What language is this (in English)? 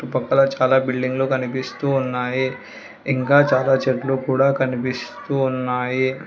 Telugu